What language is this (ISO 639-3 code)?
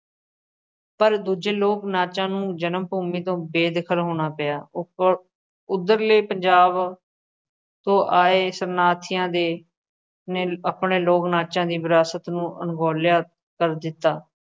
pan